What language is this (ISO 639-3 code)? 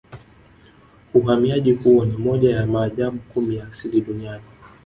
swa